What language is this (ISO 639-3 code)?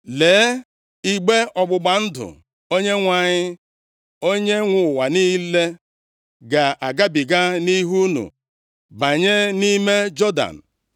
ibo